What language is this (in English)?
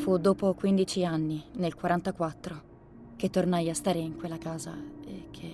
Italian